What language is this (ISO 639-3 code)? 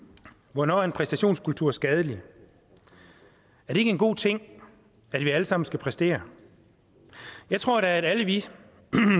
dan